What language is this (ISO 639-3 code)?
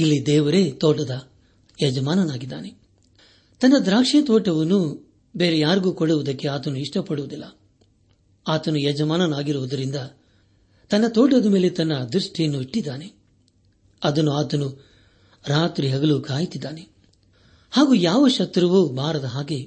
kan